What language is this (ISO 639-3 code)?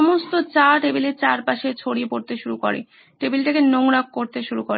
ben